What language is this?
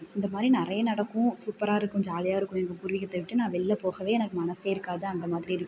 Tamil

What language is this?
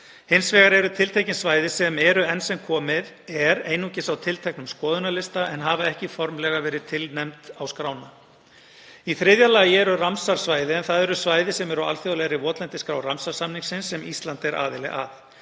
Icelandic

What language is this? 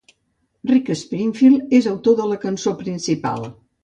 Catalan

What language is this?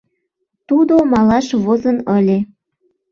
Mari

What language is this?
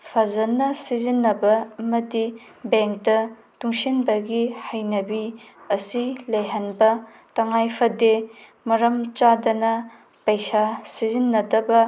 Manipuri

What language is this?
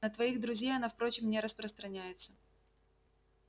Russian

